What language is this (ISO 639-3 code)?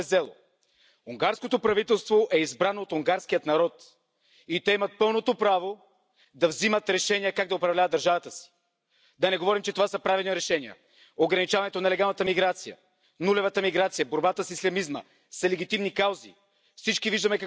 hun